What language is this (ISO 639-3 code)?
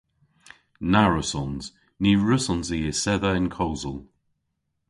cor